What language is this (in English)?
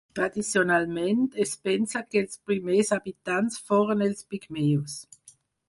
Catalan